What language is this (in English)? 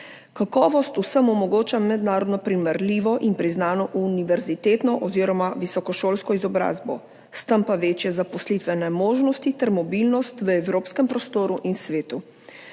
Slovenian